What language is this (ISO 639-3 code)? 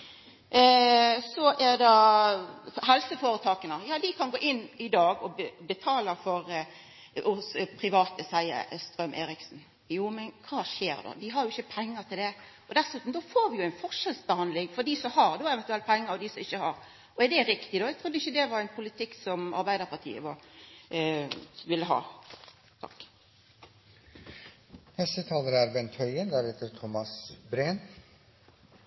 nor